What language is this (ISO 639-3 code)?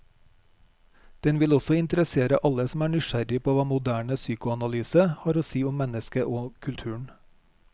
nor